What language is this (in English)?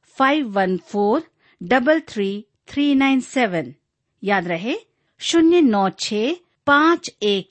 Hindi